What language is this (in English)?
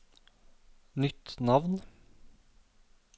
Norwegian